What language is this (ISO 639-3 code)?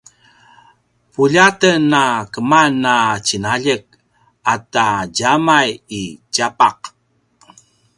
pwn